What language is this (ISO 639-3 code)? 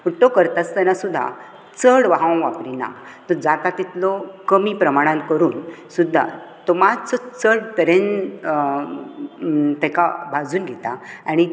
kok